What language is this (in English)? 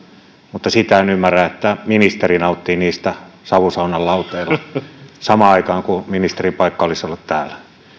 Finnish